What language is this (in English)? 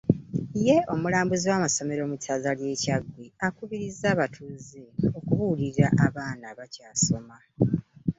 Ganda